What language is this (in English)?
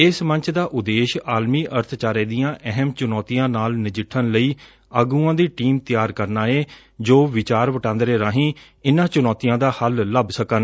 Punjabi